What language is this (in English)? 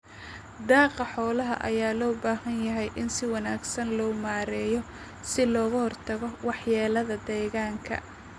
Somali